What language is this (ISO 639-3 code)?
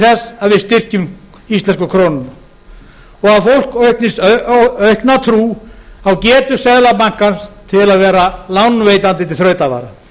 isl